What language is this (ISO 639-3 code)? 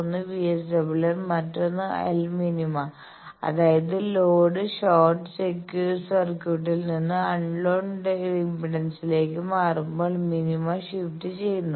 mal